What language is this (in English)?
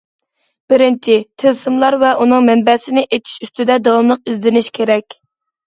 Uyghur